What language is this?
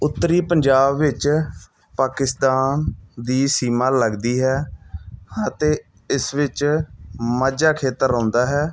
Punjabi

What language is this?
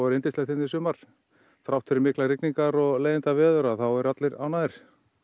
Icelandic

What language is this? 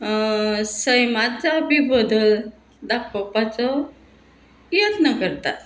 Konkani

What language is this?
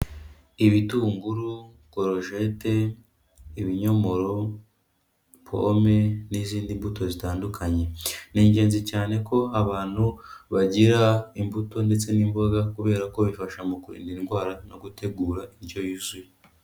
Kinyarwanda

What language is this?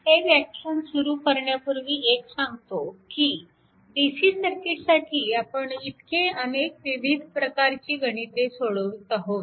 Marathi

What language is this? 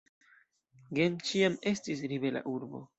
Esperanto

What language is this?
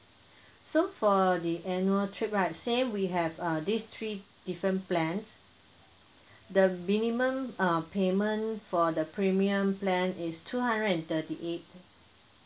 English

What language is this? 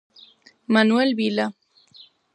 Galician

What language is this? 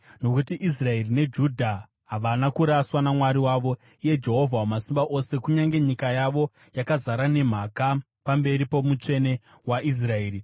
Shona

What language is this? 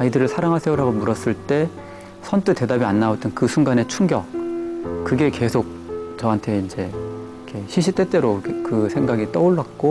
Korean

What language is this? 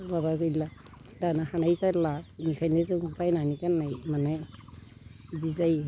Bodo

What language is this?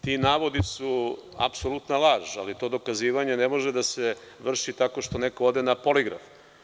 Serbian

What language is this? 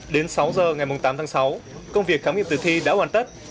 Vietnamese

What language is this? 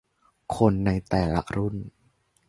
Thai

